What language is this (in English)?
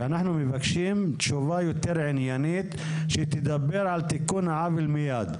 Hebrew